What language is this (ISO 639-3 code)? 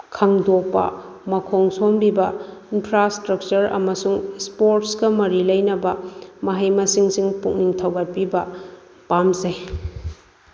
mni